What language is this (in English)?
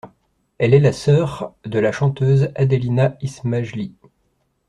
French